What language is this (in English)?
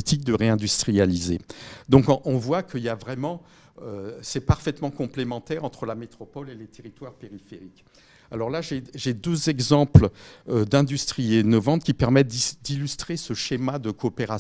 French